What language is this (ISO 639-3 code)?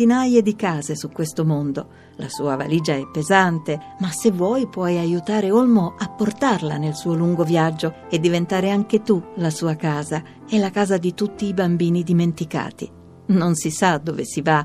ita